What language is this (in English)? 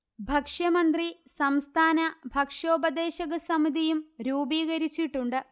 Malayalam